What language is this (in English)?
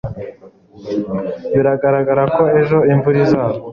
Kinyarwanda